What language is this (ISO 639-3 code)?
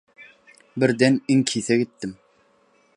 tuk